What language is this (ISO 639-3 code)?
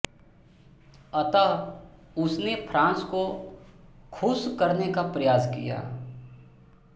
hin